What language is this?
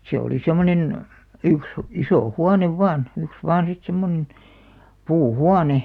Finnish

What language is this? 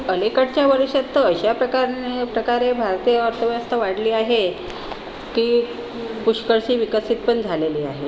Marathi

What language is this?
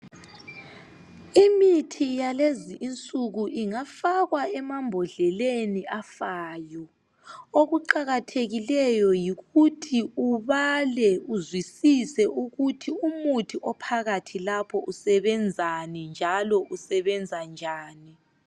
North Ndebele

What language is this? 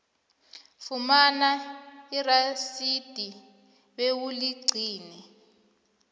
South Ndebele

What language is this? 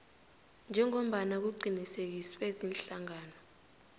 South Ndebele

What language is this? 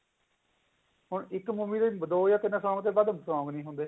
Punjabi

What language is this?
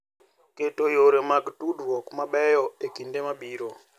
Luo (Kenya and Tanzania)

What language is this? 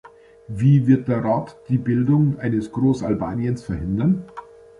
German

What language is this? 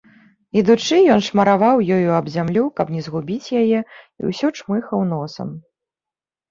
Belarusian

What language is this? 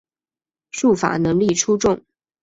Chinese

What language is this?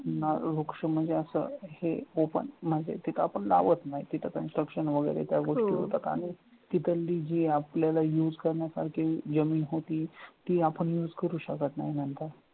Marathi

